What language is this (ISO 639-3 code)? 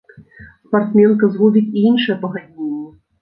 bel